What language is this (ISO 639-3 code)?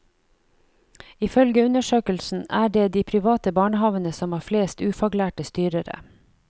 nor